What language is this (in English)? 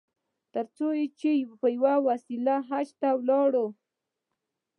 Pashto